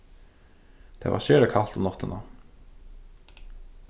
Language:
Faroese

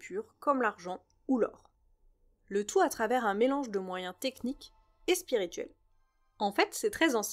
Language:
French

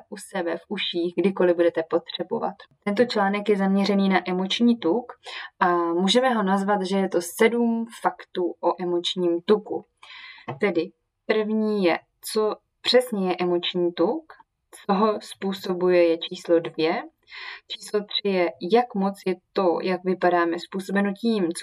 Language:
Czech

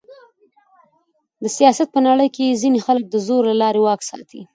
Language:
Pashto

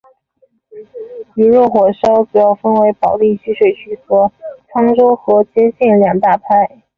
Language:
Chinese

